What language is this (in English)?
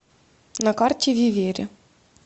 Russian